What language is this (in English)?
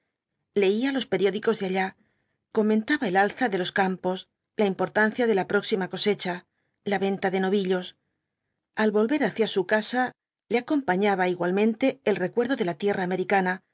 Spanish